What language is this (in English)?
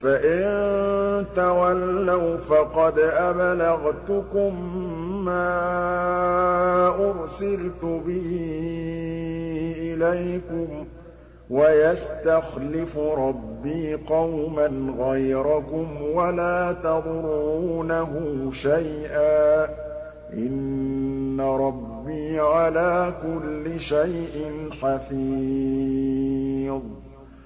Arabic